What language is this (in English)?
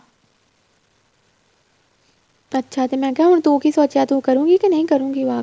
Punjabi